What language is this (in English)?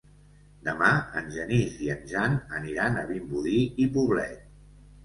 Catalan